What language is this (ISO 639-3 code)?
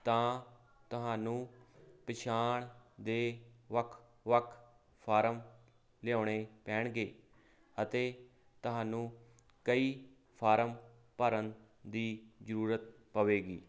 pan